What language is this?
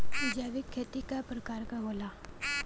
Bhojpuri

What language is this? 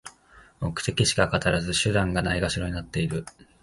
Japanese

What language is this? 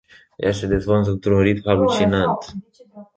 Romanian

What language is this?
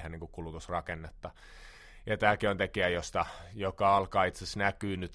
Finnish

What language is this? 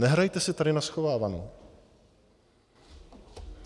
Czech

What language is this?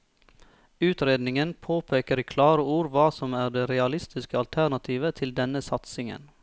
Norwegian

